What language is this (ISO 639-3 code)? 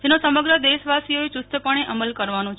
guj